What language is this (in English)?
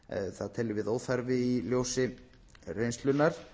Icelandic